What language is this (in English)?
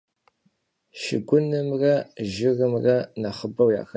Kabardian